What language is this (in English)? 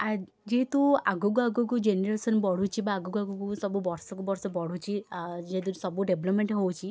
Odia